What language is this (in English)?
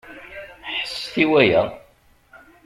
Kabyle